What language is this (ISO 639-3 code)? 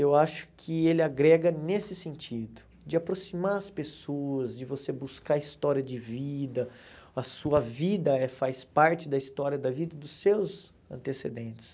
por